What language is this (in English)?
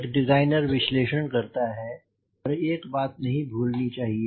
Hindi